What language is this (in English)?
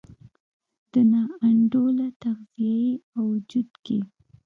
Pashto